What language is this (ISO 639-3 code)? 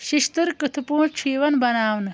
kas